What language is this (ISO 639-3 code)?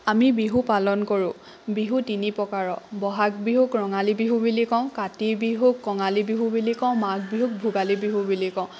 asm